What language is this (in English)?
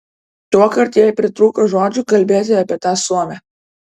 Lithuanian